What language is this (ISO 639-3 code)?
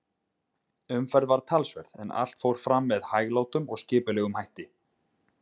isl